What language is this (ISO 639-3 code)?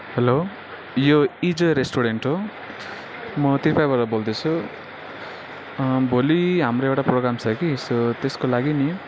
nep